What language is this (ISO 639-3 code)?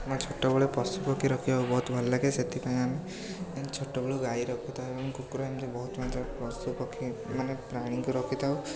ori